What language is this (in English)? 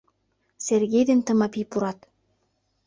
Mari